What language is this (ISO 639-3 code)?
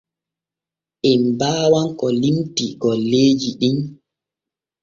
fue